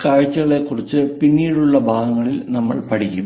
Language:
Malayalam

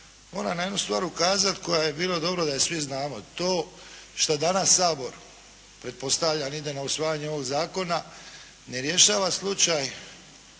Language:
Croatian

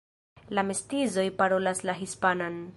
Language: Esperanto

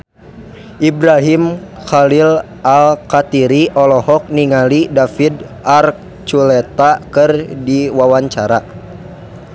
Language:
Sundanese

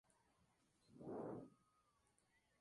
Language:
Spanish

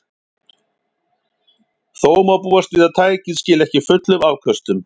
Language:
Icelandic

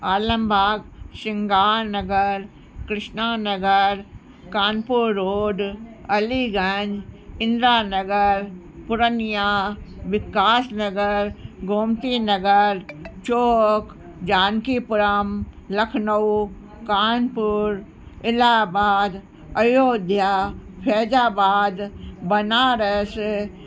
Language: Sindhi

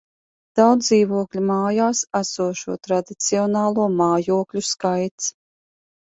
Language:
Latvian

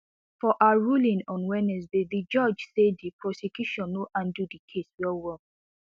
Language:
Nigerian Pidgin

